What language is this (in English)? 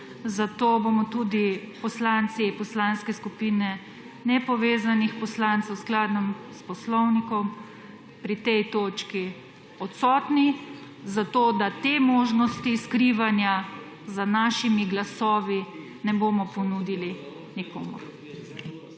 Slovenian